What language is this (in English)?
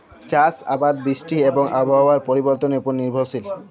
Bangla